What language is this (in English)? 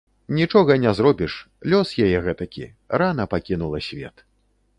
Belarusian